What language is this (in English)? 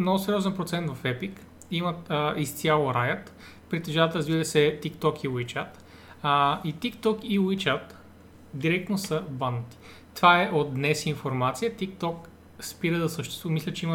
Bulgarian